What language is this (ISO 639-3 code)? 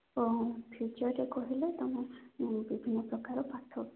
ori